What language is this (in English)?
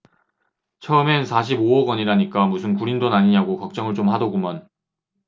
Korean